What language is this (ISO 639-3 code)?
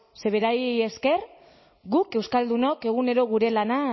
eus